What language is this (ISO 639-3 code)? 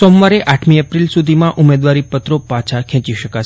guj